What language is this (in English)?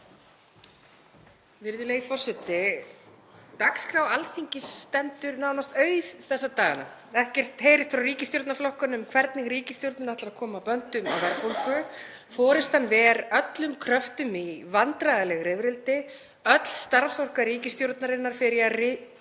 Icelandic